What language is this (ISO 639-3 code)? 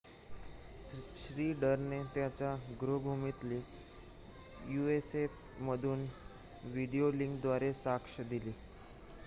mar